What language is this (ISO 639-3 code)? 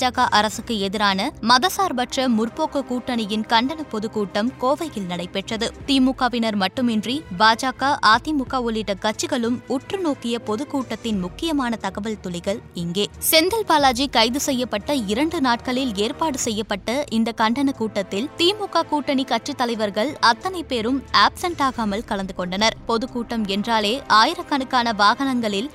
tam